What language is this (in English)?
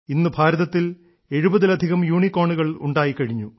Malayalam